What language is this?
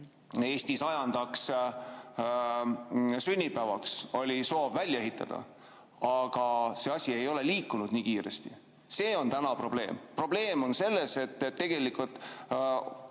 Estonian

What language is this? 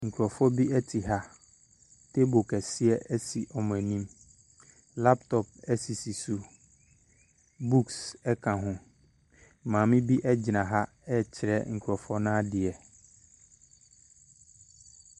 Akan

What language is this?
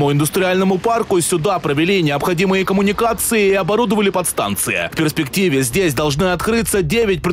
Russian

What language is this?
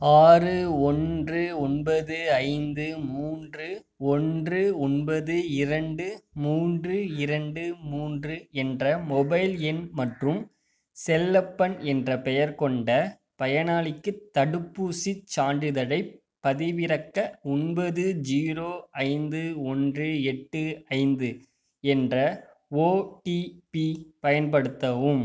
Tamil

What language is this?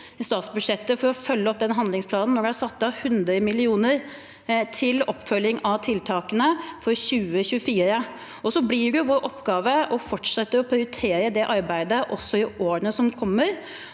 Norwegian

